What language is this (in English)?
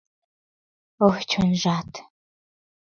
Mari